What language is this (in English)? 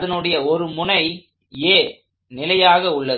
Tamil